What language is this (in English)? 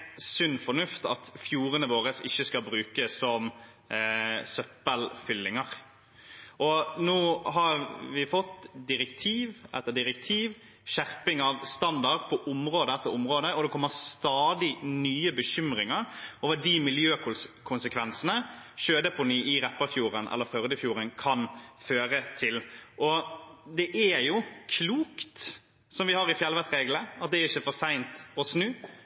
Norwegian Nynorsk